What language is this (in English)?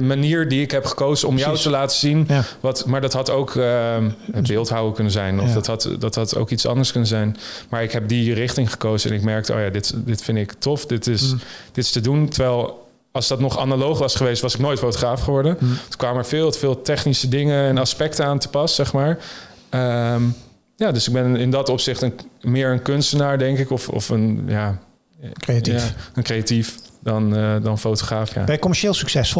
Dutch